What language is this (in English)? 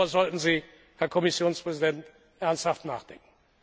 German